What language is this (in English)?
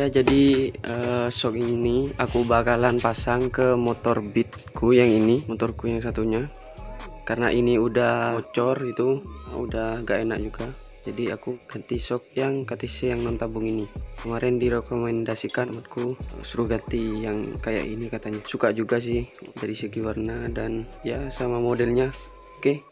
Indonesian